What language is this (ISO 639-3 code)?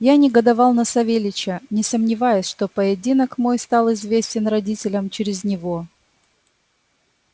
rus